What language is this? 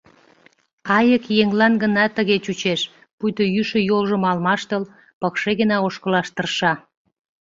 Mari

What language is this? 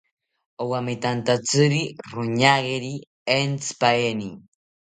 South Ucayali Ashéninka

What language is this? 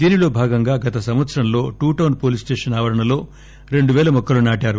Telugu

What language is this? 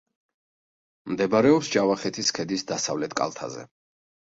Georgian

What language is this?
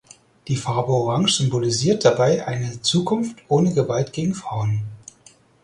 German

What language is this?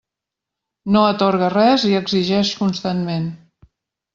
Catalan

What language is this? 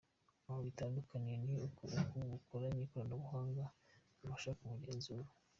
Kinyarwanda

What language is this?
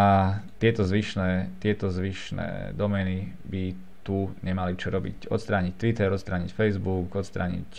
Slovak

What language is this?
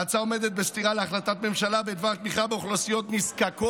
Hebrew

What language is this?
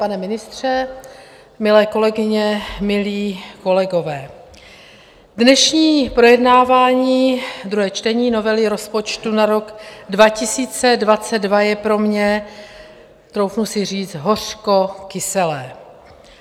Czech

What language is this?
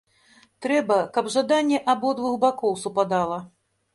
Belarusian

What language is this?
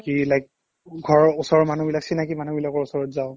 Assamese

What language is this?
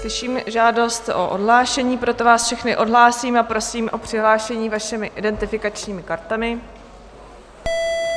Czech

